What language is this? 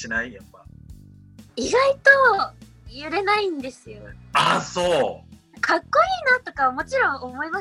Japanese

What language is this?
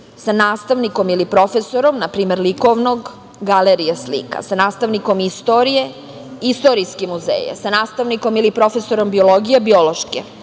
Serbian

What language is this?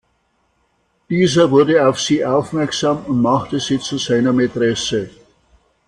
German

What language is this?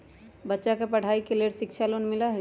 Magahi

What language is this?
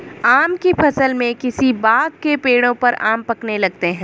Hindi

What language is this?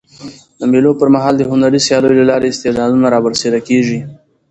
Pashto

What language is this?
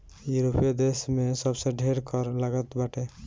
Bhojpuri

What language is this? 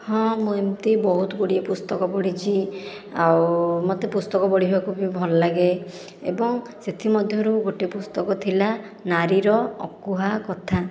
Odia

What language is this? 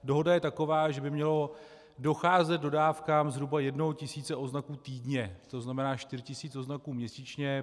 Czech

